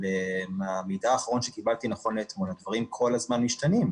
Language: Hebrew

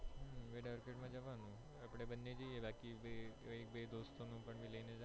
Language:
Gujarati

